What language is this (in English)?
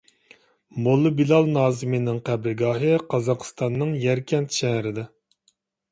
Uyghur